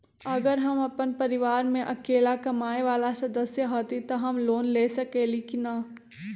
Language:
Magahi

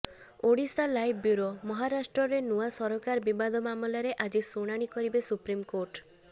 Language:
Odia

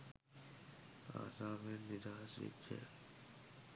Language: Sinhala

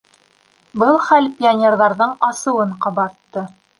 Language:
Bashkir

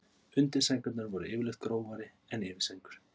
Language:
Icelandic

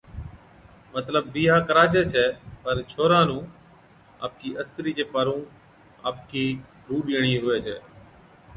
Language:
Od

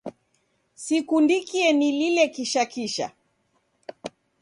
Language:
Taita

